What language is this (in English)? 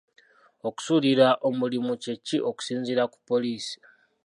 Ganda